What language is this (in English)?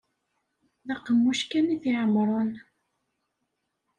Kabyle